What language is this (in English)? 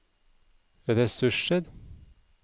Norwegian